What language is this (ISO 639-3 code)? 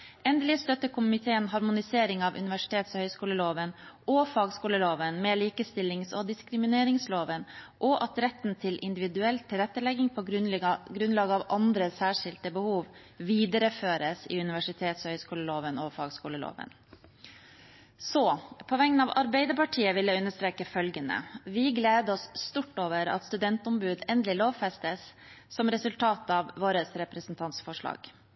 nob